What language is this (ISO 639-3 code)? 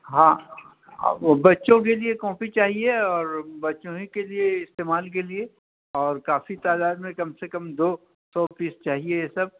urd